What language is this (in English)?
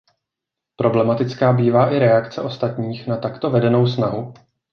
Czech